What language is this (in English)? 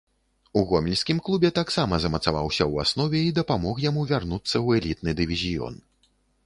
Belarusian